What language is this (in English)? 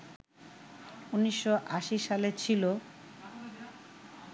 Bangla